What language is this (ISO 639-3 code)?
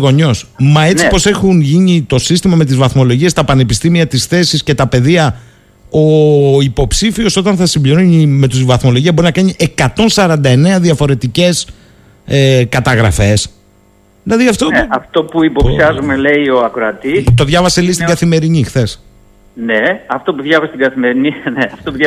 ell